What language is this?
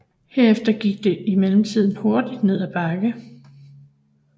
Danish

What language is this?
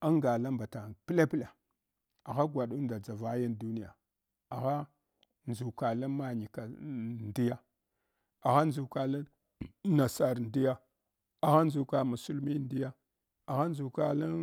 Hwana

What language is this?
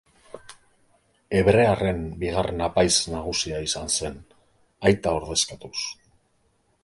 Basque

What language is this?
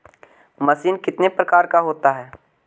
Magahi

